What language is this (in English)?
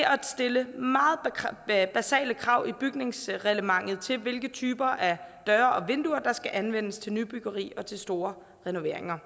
Danish